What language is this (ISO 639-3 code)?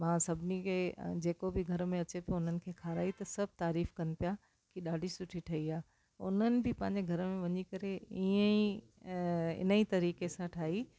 snd